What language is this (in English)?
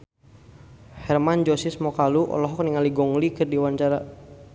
Sundanese